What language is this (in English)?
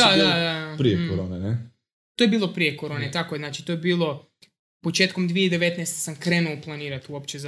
Croatian